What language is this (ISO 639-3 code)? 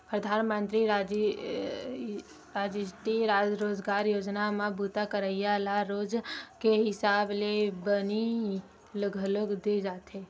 hne